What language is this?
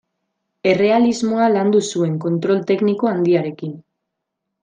Basque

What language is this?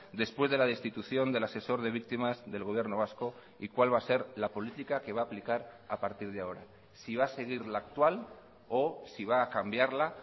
Spanish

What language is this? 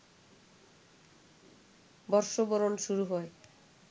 Bangla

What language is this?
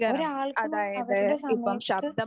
Malayalam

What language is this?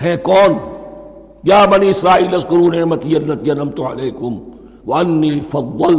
Urdu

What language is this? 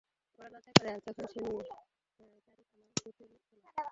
Bangla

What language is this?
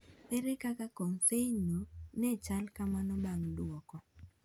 Luo (Kenya and Tanzania)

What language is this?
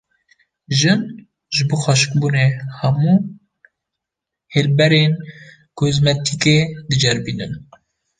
Kurdish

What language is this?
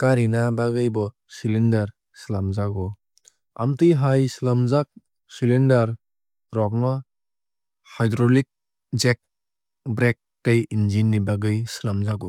Kok Borok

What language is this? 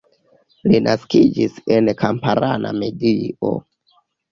Esperanto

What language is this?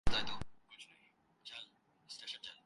Urdu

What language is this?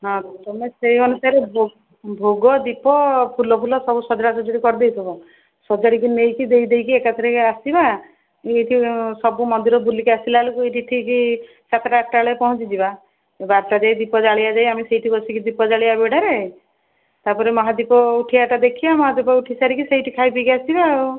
Odia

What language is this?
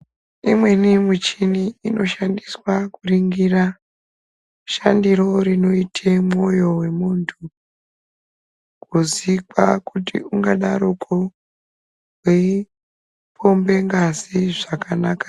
Ndau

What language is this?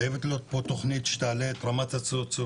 Hebrew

